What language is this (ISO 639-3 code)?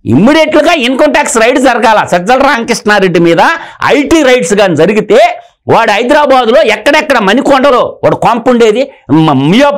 tel